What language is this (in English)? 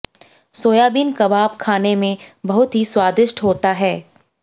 Hindi